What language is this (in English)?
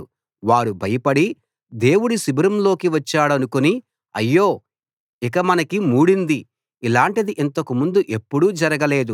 Telugu